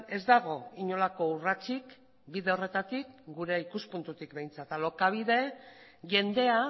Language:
Basque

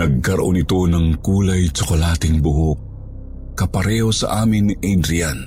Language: Filipino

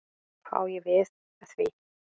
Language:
Icelandic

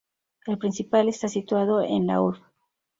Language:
Spanish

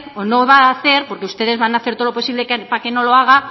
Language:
Spanish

